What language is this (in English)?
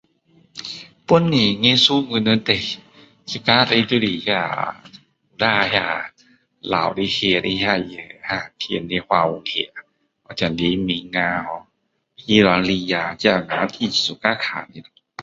Min Dong Chinese